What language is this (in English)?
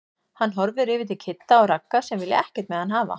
Icelandic